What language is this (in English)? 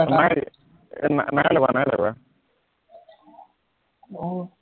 Assamese